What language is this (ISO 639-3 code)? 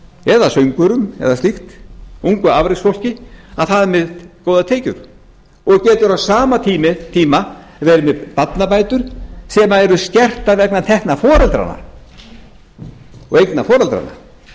isl